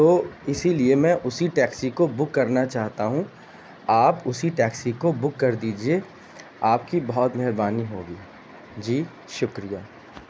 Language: Urdu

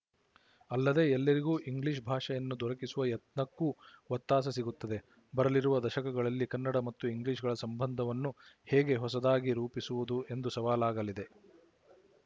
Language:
Kannada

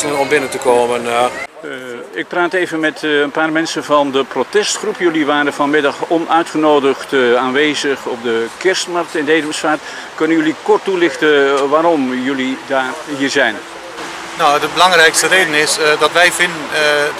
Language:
Dutch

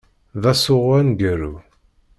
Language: Kabyle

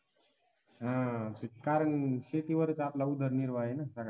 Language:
Marathi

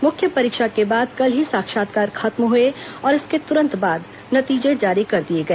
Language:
Hindi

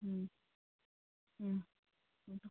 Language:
Manipuri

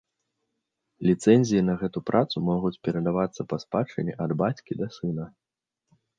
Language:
Belarusian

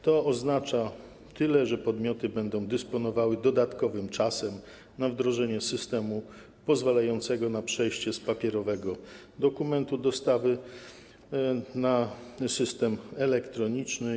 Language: Polish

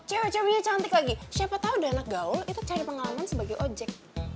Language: Indonesian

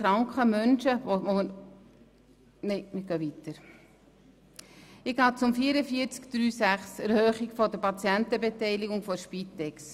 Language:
Swiss German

